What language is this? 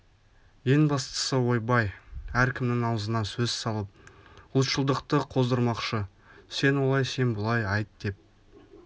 Kazakh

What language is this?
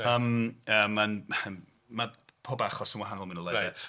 Welsh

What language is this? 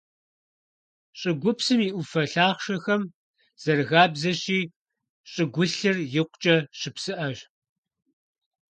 Kabardian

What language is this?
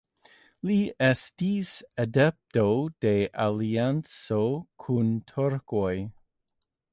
Esperanto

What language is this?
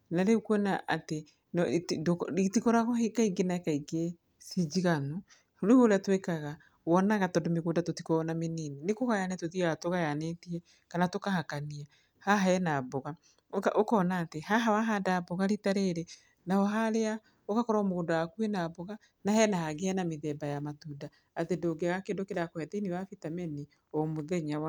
Kikuyu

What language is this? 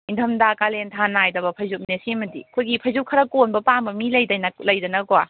Manipuri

